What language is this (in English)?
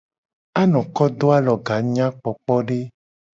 Gen